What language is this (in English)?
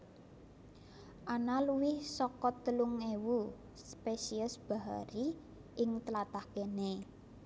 Javanese